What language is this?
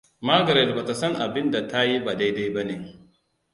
Hausa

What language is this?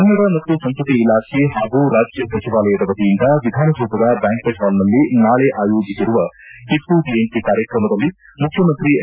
Kannada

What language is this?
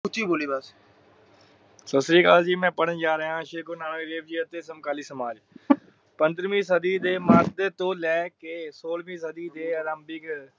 Punjabi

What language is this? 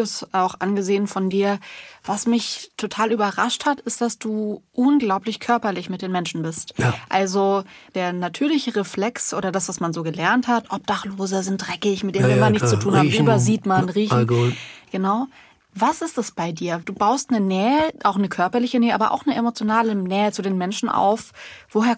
German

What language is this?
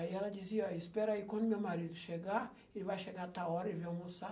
Portuguese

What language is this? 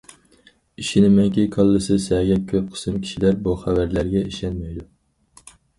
Uyghur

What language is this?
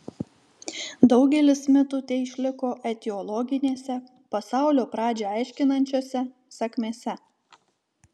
Lithuanian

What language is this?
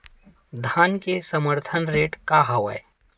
Chhattisgarhi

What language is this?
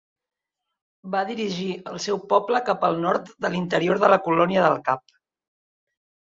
Catalan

